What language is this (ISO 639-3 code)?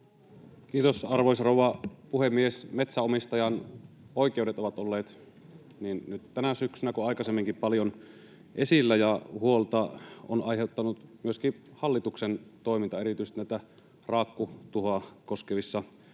fin